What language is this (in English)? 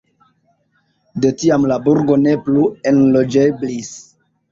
Esperanto